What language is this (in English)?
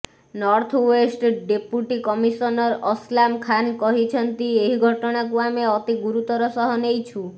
Odia